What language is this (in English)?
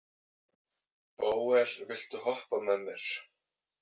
Icelandic